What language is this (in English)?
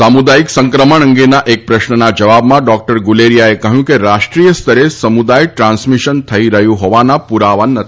Gujarati